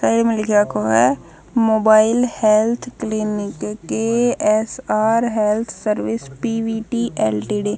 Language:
Haryanvi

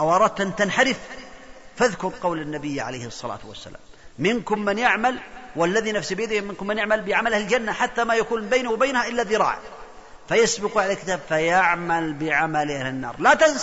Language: Arabic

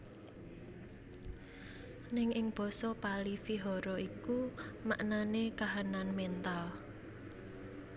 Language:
Javanese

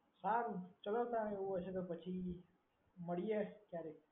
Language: Gujarati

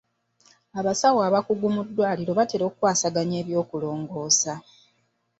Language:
Ganda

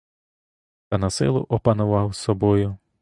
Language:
Ukrainian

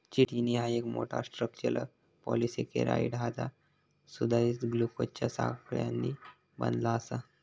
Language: Marathi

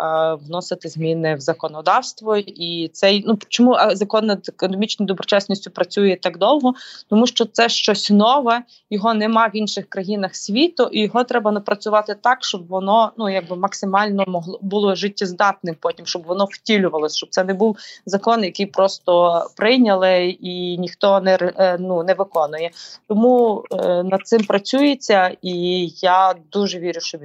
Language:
Ukrainian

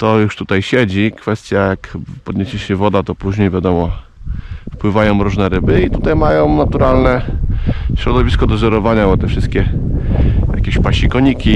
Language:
Polish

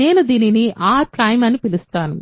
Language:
Telugu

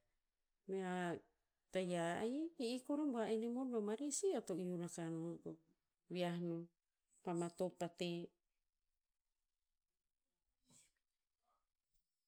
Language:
Tinputz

